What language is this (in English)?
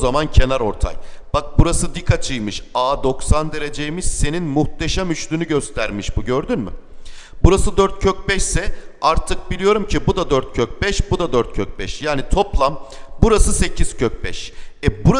Turkish